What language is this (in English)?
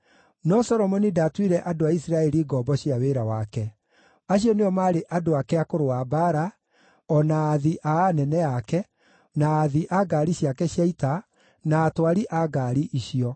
Kikuyu